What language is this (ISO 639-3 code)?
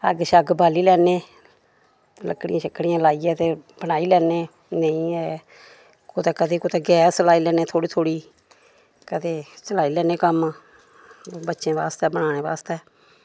doi